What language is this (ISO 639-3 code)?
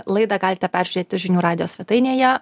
lit